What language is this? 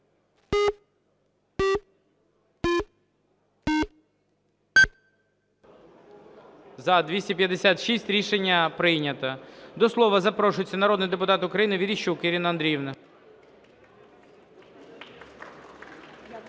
Ukrainian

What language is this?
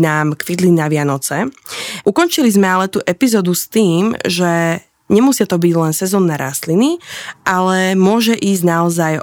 Slovak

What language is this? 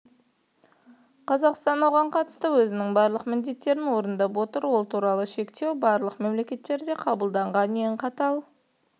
Kazakh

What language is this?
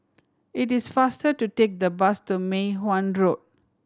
English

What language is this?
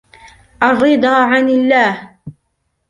Arabic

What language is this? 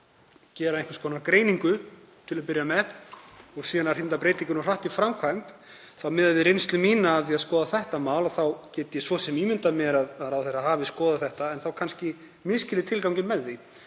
Icelandic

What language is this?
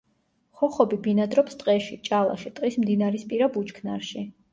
Georgian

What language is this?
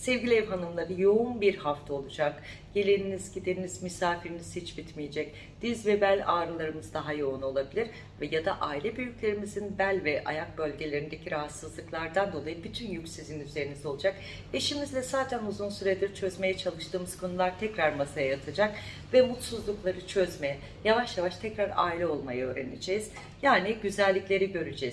Turkish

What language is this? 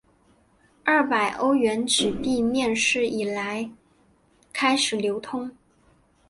Chinese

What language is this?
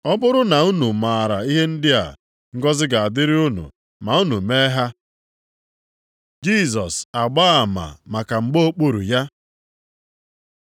Igbo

